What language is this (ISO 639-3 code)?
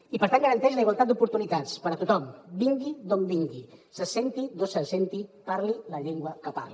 cat